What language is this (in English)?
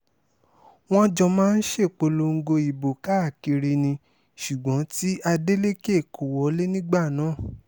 Yoruba